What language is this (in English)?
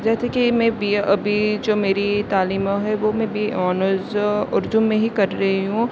Urdu